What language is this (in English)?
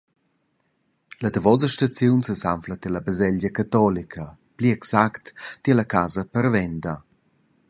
Romansh